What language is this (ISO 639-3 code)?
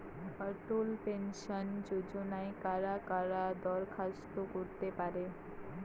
ben